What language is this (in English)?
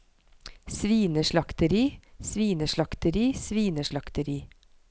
Norwegian